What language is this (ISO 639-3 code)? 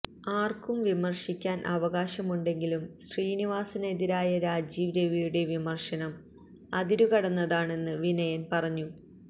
mal